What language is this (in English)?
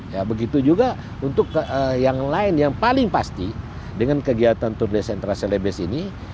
Indonesian